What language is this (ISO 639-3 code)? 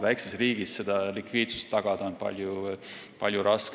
est